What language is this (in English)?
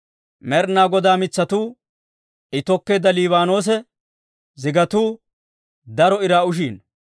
Dawro